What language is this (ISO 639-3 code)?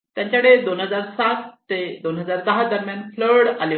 mar